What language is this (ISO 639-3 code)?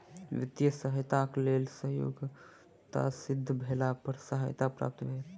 mai